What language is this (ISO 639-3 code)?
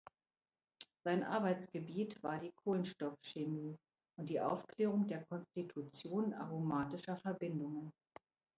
deu